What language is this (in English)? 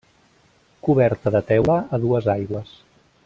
Catalan